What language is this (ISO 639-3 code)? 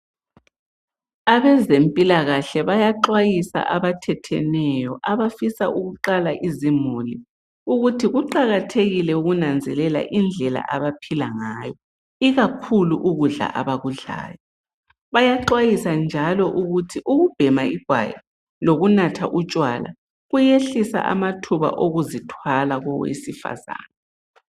nde